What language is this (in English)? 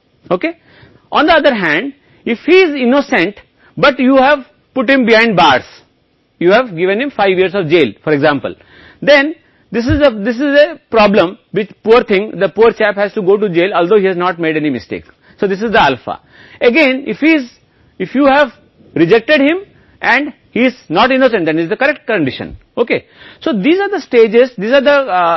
Hindi